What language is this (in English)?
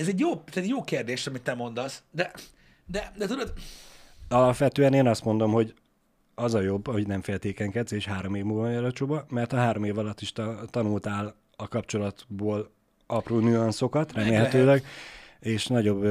Hungarian